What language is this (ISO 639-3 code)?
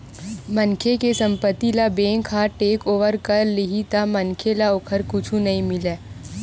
hne